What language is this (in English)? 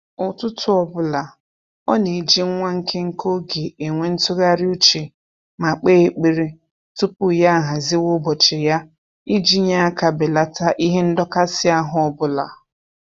Igbo